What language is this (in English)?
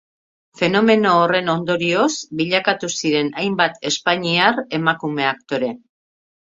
Basque